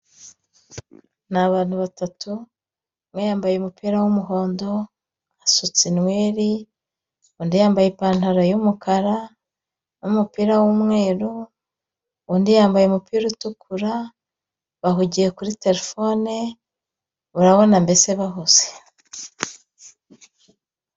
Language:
Kinyarwanda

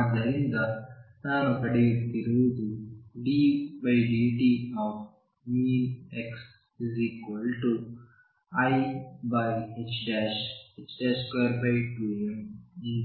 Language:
Kannada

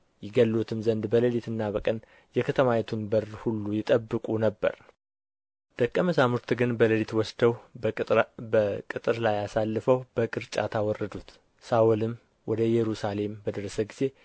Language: Amharic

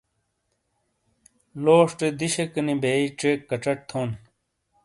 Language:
Shina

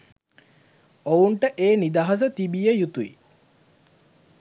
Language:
Sinhala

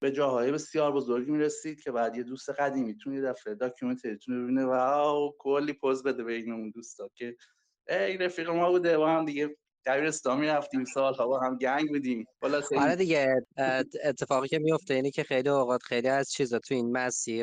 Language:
Persian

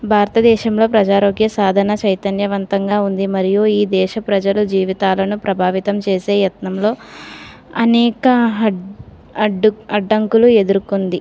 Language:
Telugu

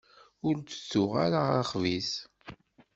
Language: Kabyle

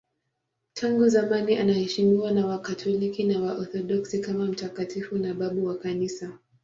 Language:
Swahili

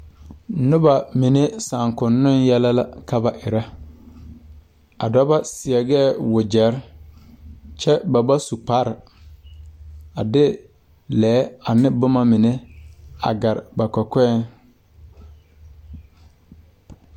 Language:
Southern Dagaare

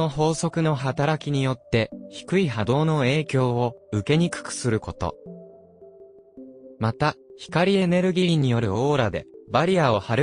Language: Japanese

